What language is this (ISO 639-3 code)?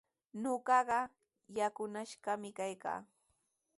qws